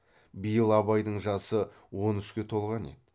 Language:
Kazakh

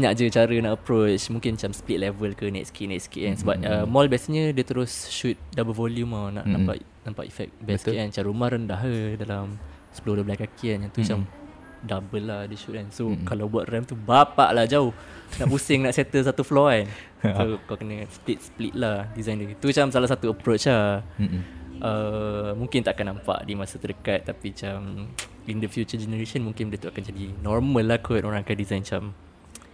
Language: Malay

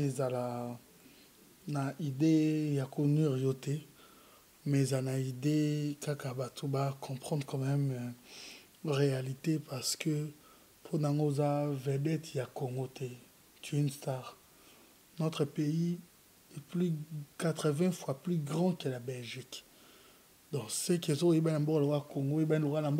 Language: French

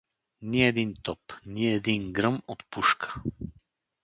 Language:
Bulgarian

